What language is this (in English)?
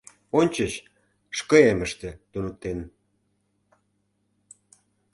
Mari